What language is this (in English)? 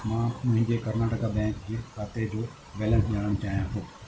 Sindhi